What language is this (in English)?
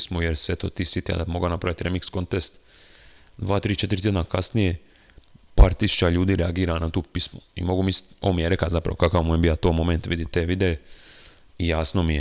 Croatian